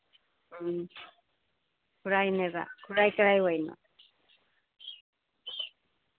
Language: Manipuri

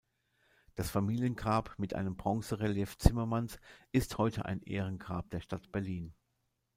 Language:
German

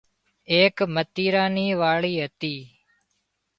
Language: Wadiyara Koli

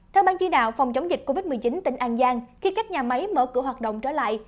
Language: Vietnamese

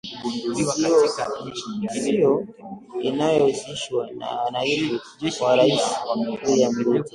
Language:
Swahili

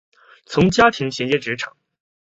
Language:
Chinese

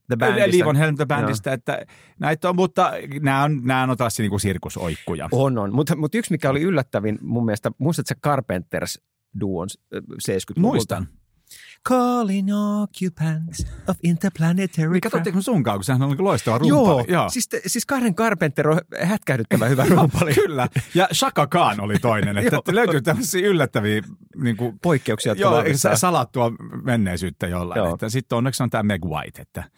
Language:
Finnish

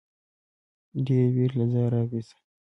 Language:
Pashto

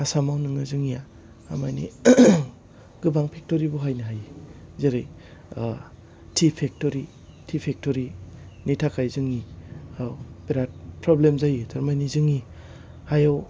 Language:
Bodo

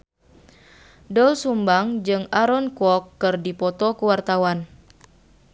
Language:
Sundanese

